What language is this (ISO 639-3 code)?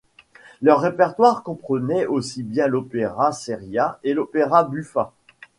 fra